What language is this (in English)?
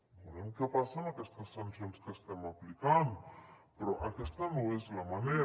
Catalan